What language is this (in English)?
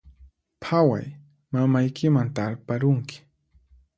Puno Quechua